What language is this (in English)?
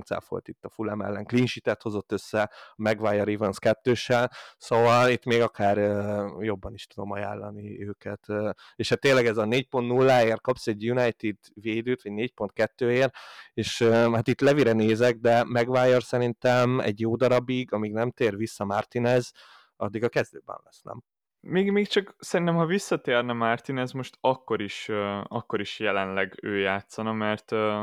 Hungarian